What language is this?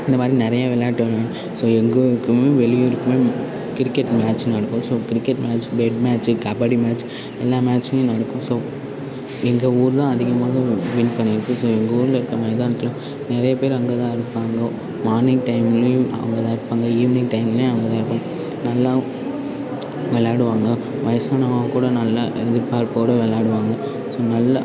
Tamil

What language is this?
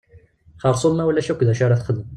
Kabyle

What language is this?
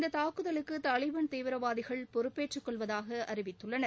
Tamil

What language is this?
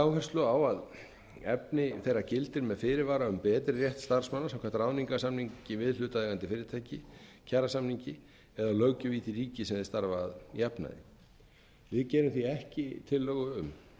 Icelandic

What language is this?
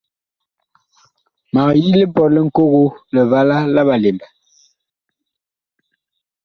Bakoko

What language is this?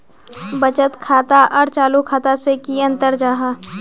Magahi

